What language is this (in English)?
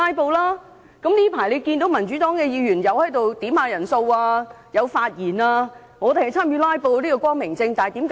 Cantonese